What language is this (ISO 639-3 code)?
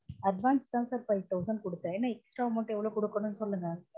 tam